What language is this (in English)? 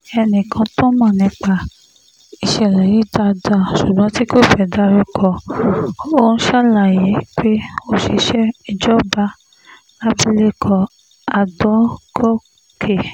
Yoruba